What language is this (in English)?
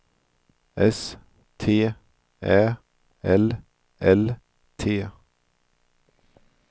Swedish